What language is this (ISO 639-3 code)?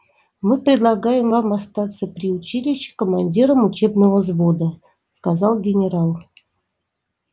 rus